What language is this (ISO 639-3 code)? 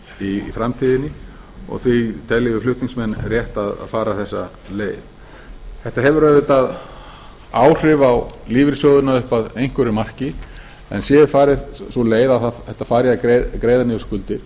isl